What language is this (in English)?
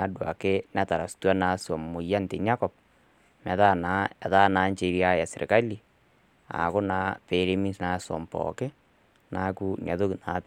Masai